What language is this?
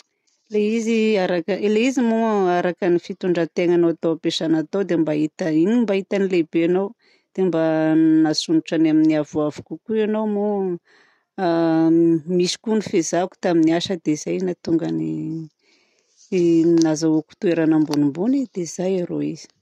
Southern Betsimisaraka Malagasy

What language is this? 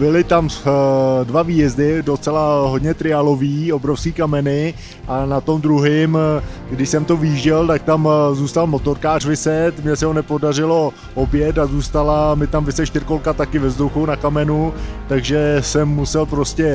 Czech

